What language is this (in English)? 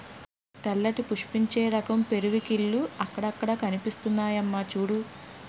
Telugu